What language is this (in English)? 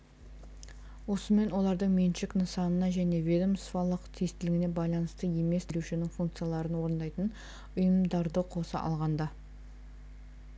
Kazakh